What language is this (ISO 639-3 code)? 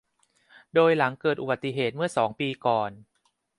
tha